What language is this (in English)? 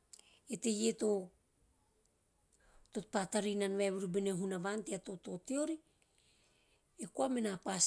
Teop